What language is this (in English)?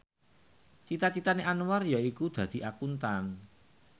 Javanese